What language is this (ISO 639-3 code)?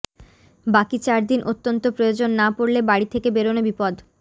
ben